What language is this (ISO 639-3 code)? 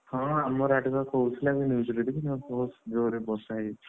ori